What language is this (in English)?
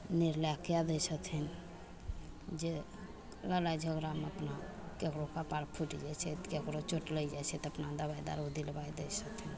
Maithili